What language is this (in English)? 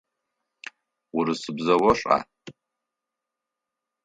Adyghe